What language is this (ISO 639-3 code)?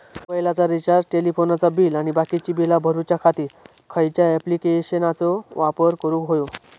mar